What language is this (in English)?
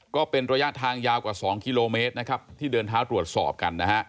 Thai